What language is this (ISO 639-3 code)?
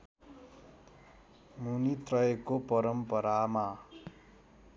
nep